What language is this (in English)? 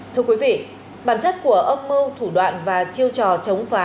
Vietnamese